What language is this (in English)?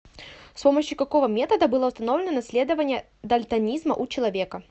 Russian